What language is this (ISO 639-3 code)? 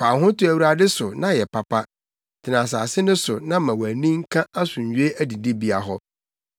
aka